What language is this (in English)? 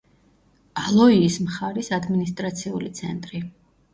Georgian